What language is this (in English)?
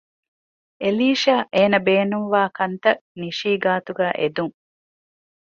Divehi